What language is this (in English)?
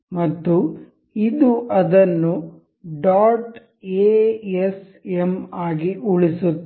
Kannada